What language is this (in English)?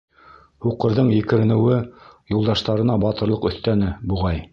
Bashkir